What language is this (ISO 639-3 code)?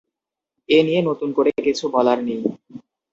ben